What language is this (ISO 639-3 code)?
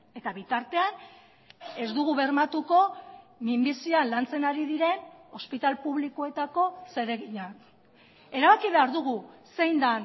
eus